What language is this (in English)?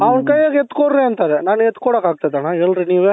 Kannada